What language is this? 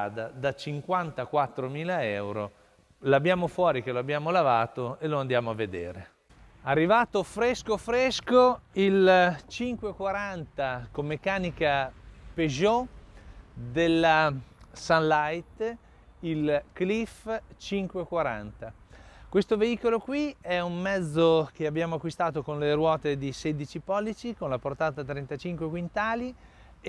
Italian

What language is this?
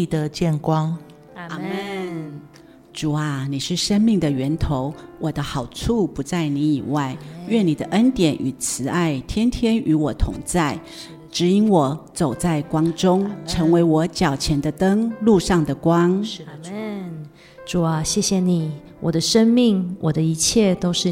Chinese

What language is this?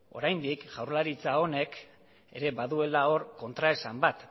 Basque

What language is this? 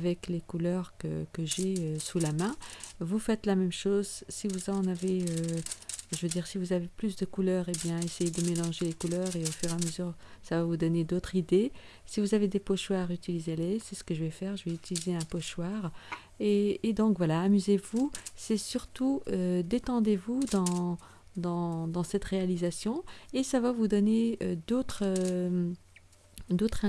French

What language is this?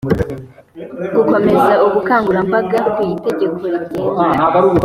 Kinyarwanda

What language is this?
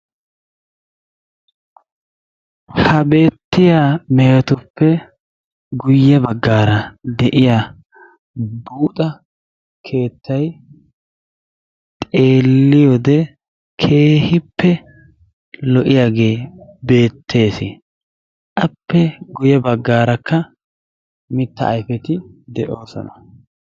Wolaytta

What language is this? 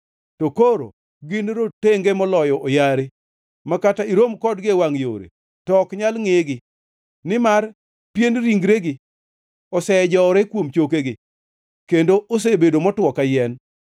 Luo (Kenya and Tanzania)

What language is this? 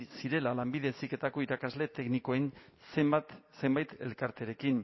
Basque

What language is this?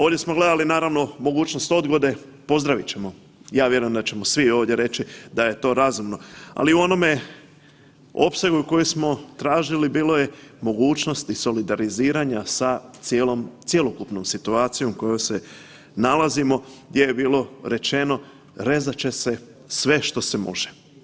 Croatian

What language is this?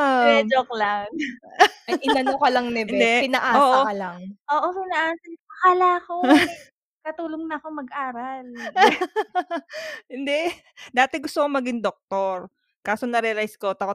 Filipino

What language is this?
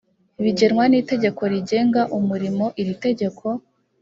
Kinyarwanda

